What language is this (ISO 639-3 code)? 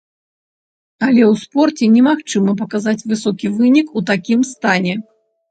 bel